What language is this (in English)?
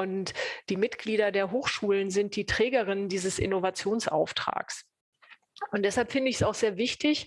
German